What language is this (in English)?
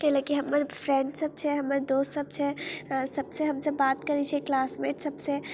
Maithili